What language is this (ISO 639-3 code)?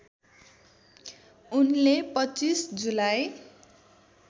nep